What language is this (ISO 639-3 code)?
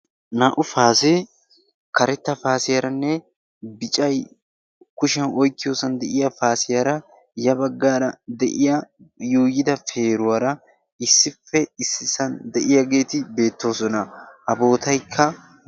wal